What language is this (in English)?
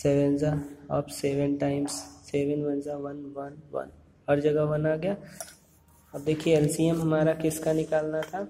Hindi